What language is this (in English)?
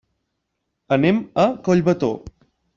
Catalan